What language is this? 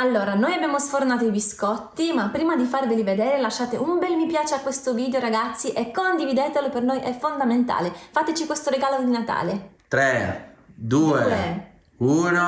Italian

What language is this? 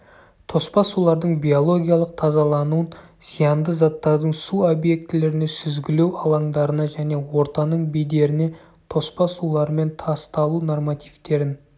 Kazakh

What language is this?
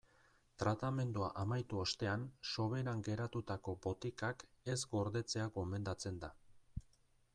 Basque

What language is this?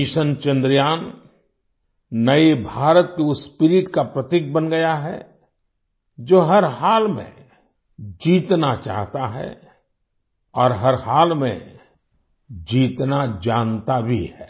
Hindi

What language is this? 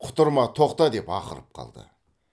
Kazakh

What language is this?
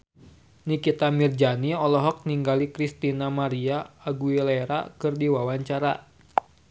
Sundanese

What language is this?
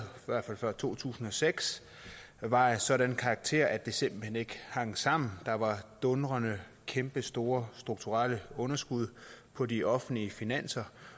Danish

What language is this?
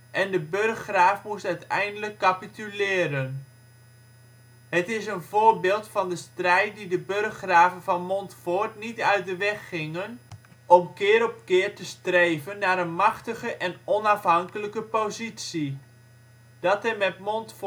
Dutch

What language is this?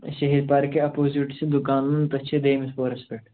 Kashmiri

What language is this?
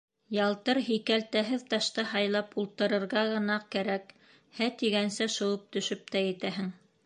Bashkir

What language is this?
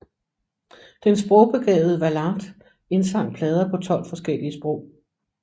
Danish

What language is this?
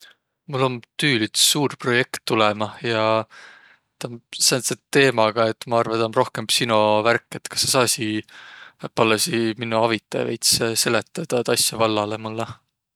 Võro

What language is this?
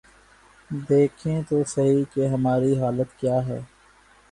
Urdu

